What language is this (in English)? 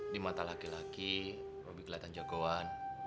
Indonesian